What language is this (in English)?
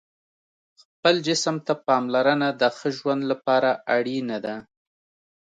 Pashto